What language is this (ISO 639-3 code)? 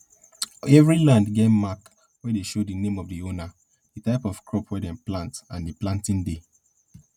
pcm